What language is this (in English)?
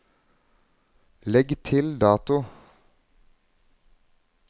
Norwegian